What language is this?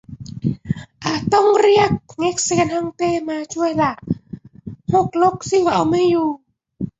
Thai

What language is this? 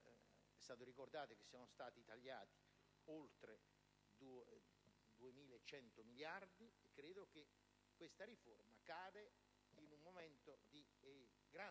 Italian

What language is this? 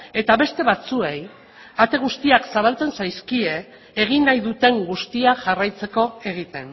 Basque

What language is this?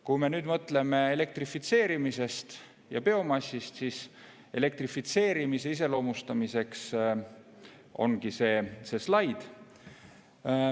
Estonian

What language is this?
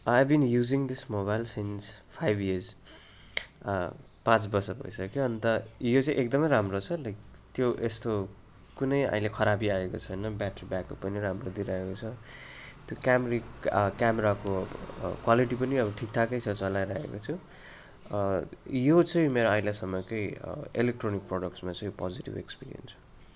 Nepali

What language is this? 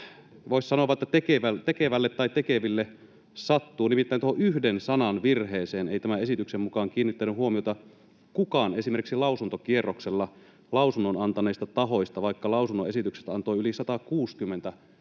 Finnish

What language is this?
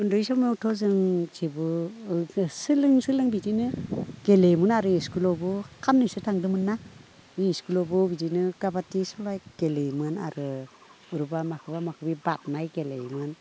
Bodo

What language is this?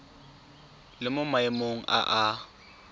Tswana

